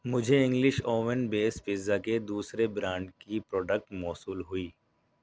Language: Urdu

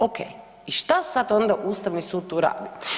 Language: Croatian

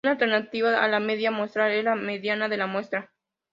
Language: Spanish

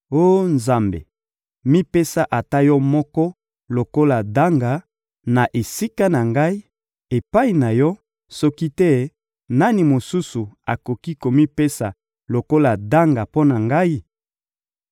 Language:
Lingala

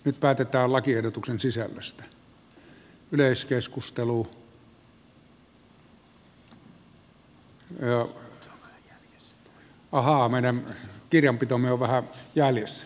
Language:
Finnish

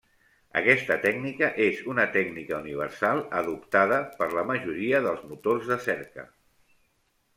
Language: Catalan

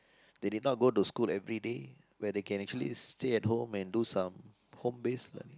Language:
English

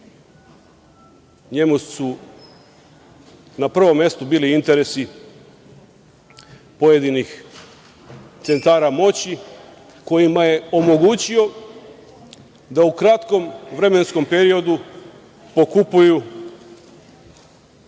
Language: Serbian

